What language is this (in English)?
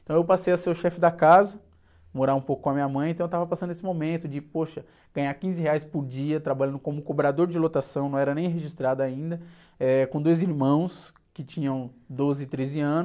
Portuguese